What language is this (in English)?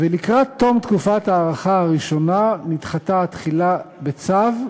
Hebrew